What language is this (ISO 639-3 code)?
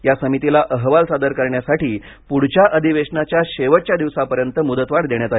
mar